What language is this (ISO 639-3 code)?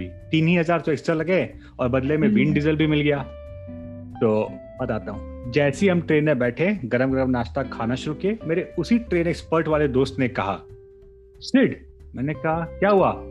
hin